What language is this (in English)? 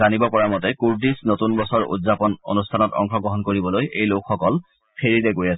Assamese